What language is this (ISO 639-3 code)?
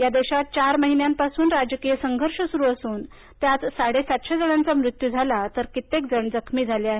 mar